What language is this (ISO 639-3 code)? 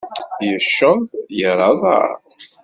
kab